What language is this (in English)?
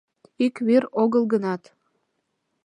Mari